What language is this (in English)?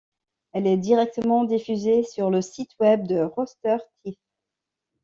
French